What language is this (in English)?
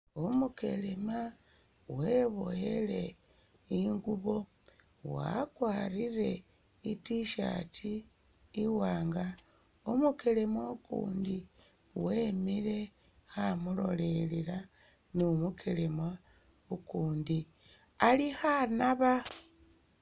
Masaaba